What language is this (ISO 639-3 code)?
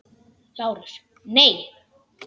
isl